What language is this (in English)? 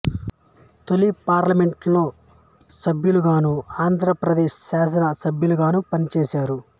Telugu